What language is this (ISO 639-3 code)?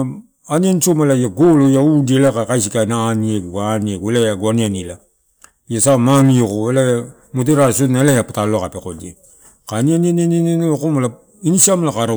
ttu